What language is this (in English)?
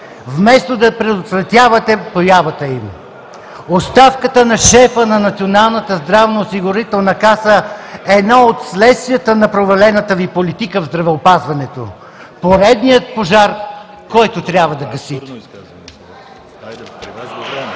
Bulgarian